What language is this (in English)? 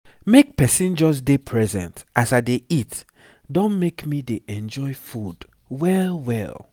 Nigerian Pidgin